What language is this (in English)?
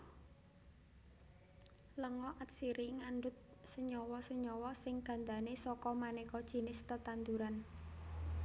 Javanese